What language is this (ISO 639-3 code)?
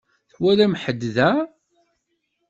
kab